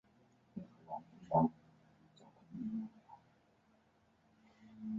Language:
Chinese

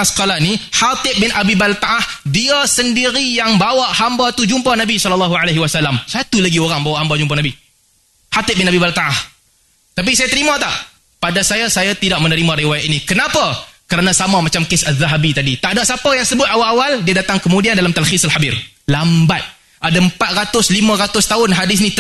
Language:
Malay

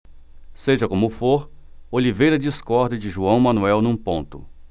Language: Portuguese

